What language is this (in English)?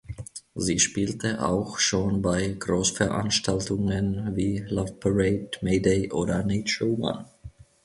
German